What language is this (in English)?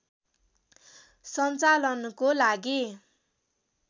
Nepali